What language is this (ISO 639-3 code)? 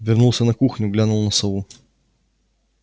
rus